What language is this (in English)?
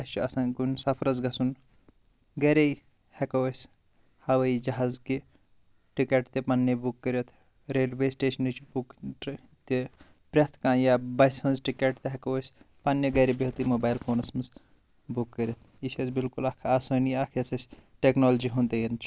Kashmiri